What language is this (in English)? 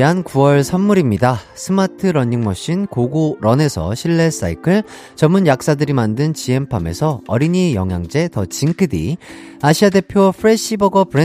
Korean